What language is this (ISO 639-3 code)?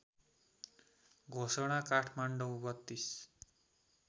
nep